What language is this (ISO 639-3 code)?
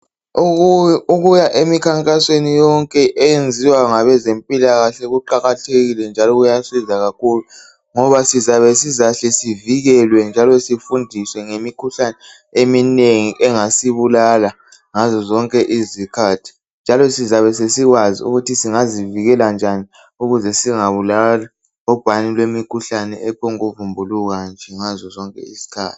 nde